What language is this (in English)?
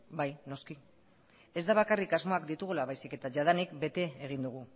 Basque